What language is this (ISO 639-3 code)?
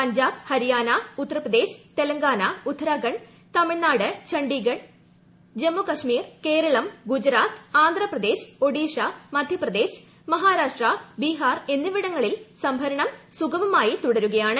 mal